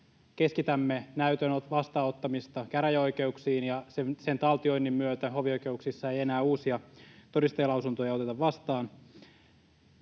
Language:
Finnish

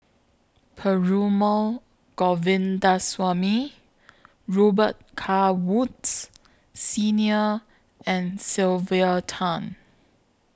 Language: English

